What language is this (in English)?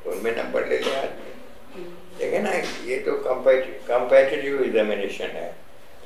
Hindi